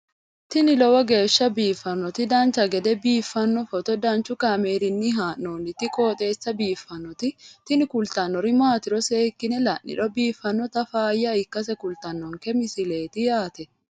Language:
Sidamo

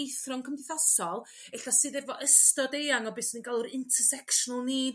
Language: Welsh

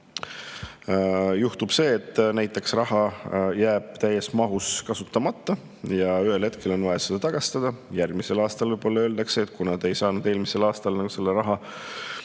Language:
Estonian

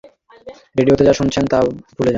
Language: Bangla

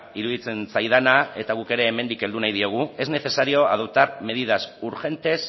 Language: Basque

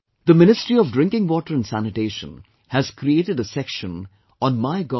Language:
English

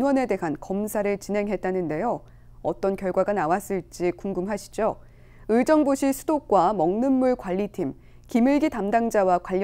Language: Korean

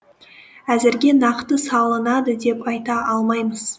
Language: Kazakh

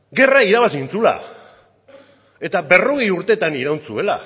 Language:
Basque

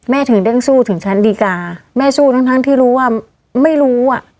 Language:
Thai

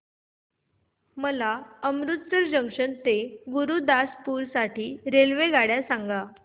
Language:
Marathi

